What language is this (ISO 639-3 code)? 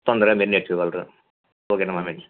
tel